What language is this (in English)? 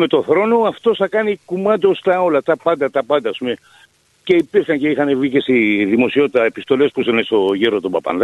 Greek